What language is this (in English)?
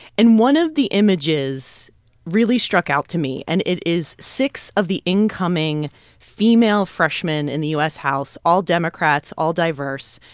English